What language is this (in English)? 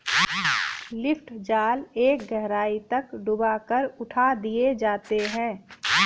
Hindi